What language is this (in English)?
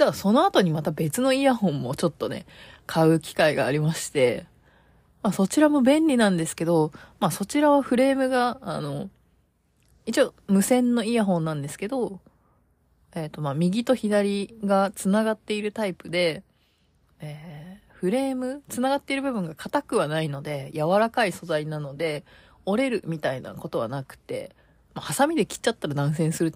Japanese